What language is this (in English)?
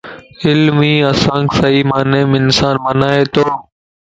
Lasi